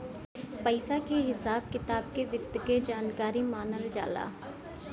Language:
Bhojpuri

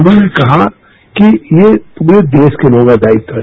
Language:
Hindi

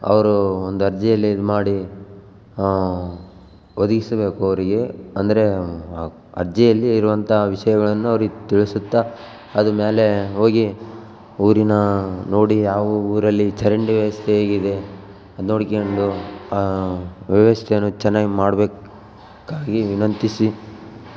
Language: Kannada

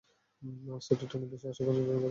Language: Bangla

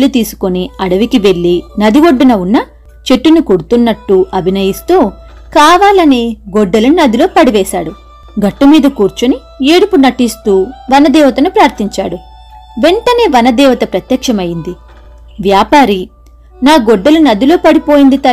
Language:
Telugu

